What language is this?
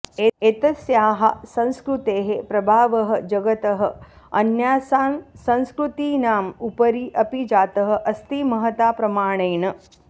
Sanskrit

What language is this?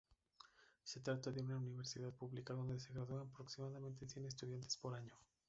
Spanish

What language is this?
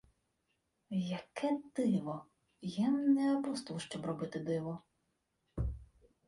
Ukrainian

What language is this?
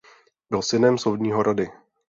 Czech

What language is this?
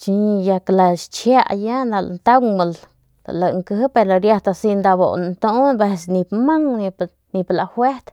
Northern Pame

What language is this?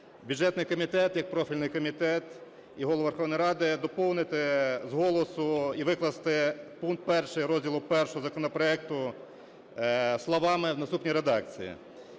Ukrainian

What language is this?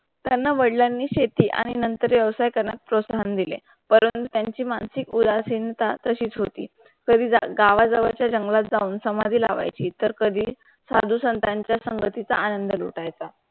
Marathi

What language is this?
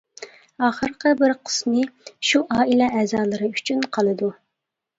Uyghur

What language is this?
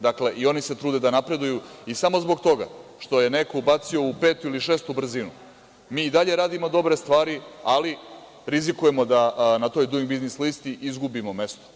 Serbian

